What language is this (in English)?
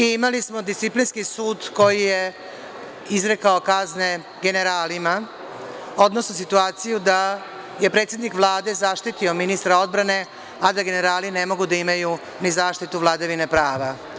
Serbian